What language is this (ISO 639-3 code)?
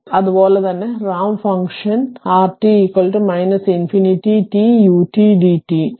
mal